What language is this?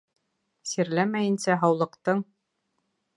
Bashkir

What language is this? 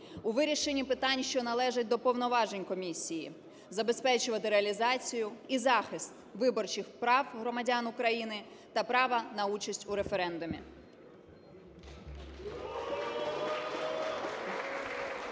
Ukrainian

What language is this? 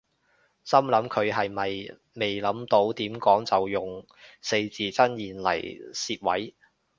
Cantonese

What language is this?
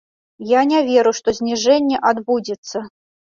Belarusian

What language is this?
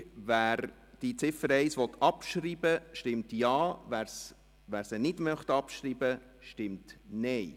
Swiss German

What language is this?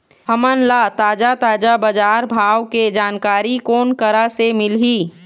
Chhattisgarhi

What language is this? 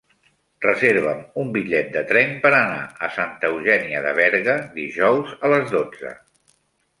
Catalan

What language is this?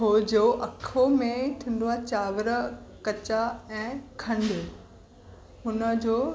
Sindhi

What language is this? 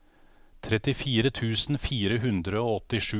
Norwegian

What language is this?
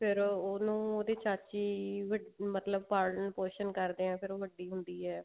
Punjabi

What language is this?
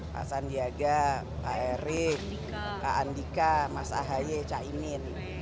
Indonesian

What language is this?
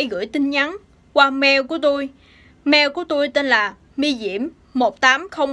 Vietnamese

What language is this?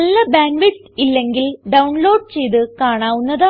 Malayalam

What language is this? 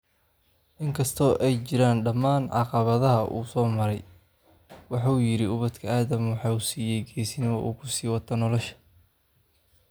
Somali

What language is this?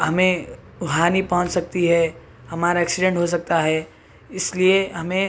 Urdu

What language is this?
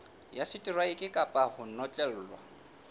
Southern Sotho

